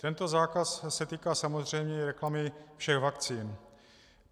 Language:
Czech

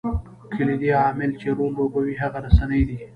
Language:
Pashto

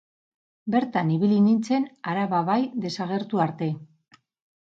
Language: Basque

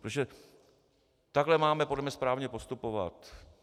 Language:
Czech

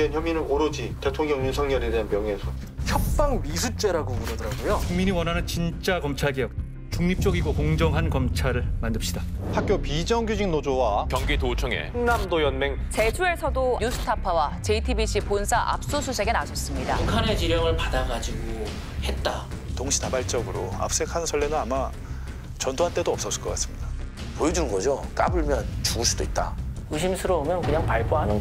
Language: Korean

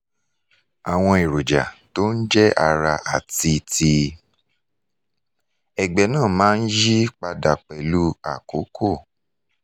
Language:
Yoruba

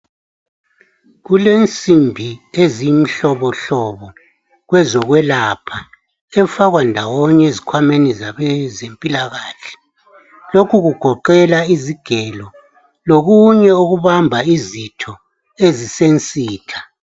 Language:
North Ndebele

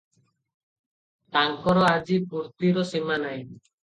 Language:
Odia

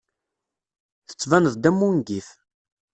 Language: Kabyle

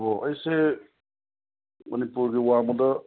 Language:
Manipuri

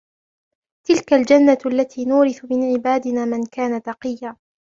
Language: Arabic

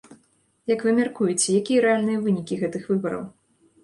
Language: Belarusian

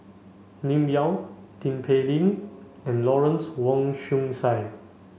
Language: English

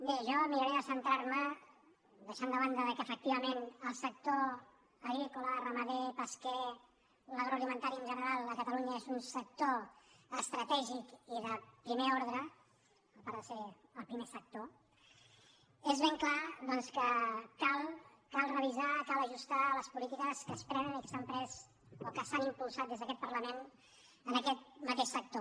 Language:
Catalan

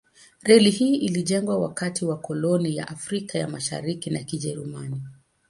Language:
Swahili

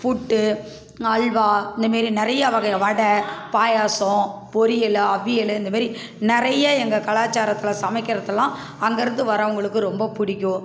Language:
Tamil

